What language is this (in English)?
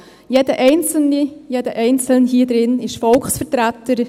Swiss German